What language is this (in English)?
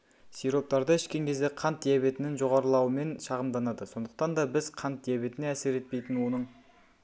Kazakh